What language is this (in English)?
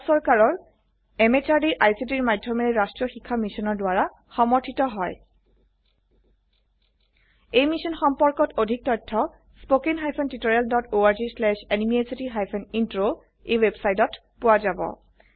Assamese